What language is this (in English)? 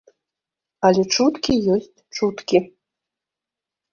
Belarusian